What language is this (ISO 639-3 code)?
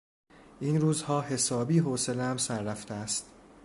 fas